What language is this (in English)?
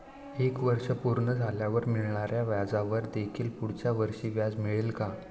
Marathi